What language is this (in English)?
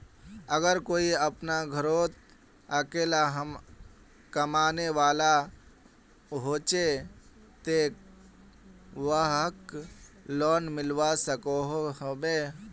Magahi